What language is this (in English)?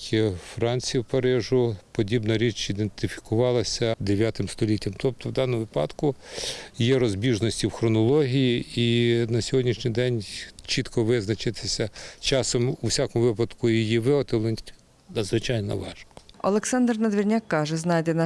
Ukrainian